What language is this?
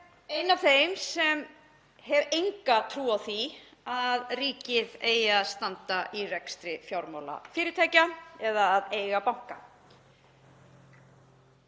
Icelandic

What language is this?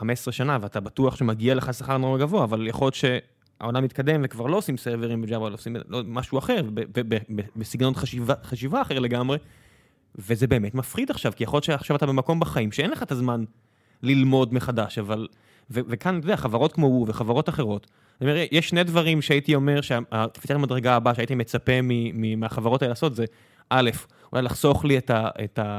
Hebrew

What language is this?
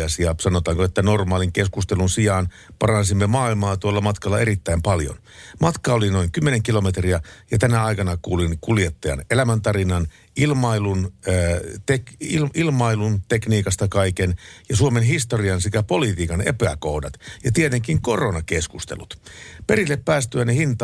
Finnish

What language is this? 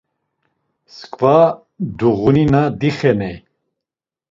Laz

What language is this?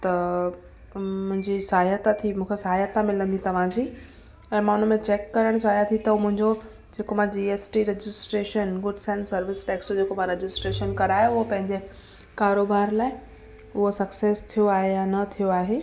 Sindhi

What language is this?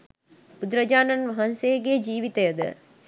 Sinhala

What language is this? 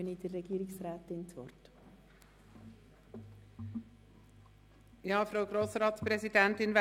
Swiss German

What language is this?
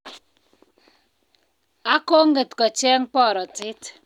Kalenjin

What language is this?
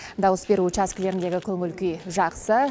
Kazakh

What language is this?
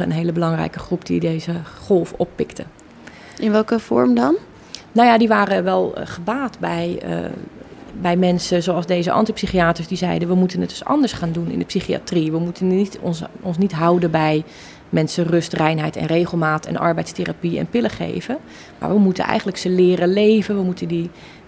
Dutch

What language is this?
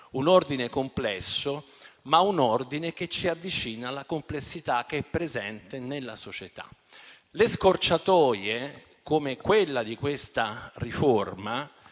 Italian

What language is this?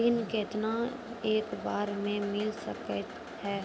Maithili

